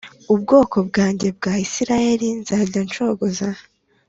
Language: Kinyarwanda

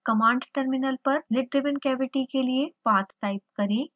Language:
Hindi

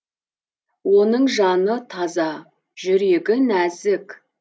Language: Kazakh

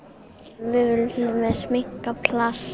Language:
Icelandic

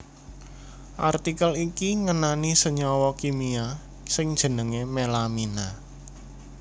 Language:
Javanese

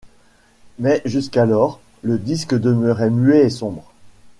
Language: French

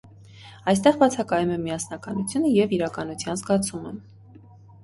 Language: Armenian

